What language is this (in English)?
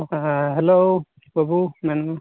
Santali